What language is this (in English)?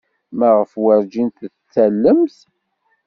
Kabyle